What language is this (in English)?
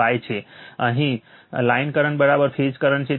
Gujarati